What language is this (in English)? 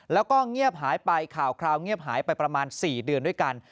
Thai